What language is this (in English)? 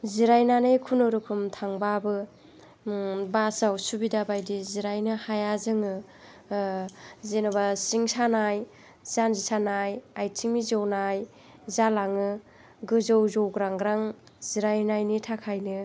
Bodo